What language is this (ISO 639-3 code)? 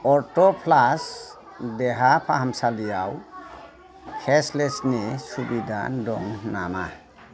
brx